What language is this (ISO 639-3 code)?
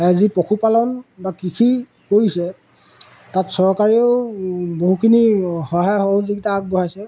asm